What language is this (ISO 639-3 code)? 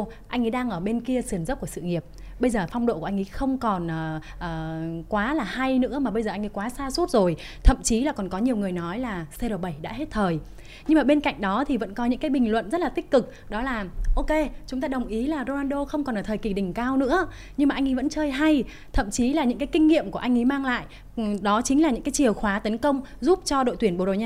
vie